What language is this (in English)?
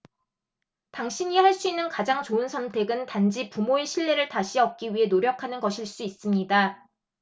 Korean